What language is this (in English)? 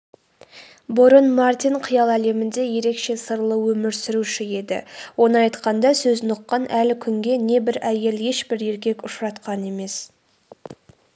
Kazakh